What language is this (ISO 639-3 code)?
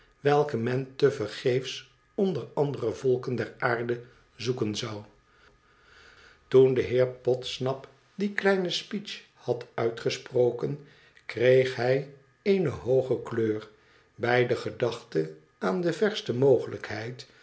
nld